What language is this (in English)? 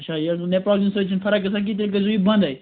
Kashmiri